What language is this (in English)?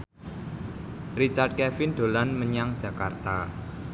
Javanese